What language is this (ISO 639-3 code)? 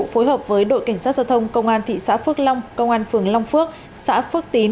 vie